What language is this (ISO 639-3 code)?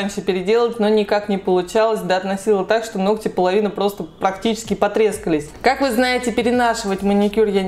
rus